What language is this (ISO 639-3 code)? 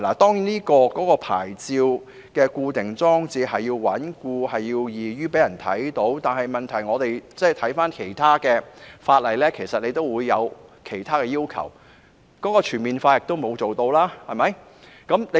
yue